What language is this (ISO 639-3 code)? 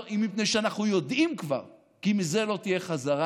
heb